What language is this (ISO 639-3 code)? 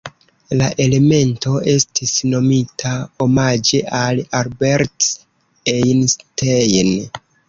epo